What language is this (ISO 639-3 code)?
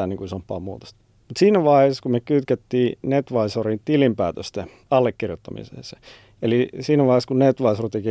fin